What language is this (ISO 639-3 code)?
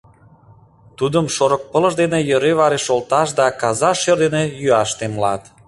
chm